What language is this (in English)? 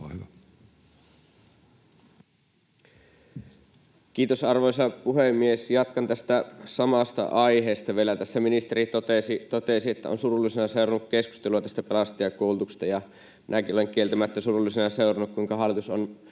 Finnish